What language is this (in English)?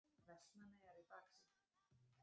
Icelandic